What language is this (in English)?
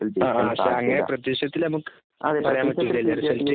Malayalam